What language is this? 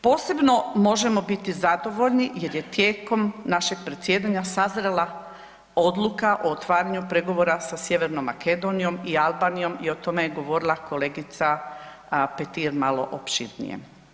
Croatian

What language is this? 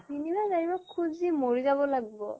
Assamese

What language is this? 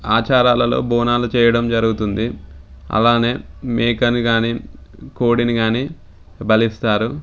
Telugu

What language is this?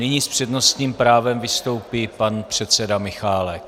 Czech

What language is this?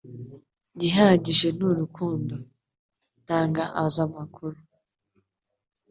Kinyarwanda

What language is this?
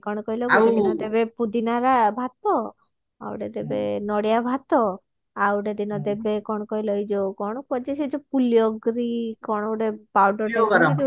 Odia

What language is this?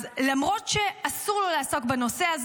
Hebrew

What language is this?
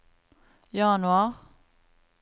Norwegian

